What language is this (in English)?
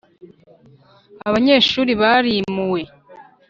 Kinyarwanda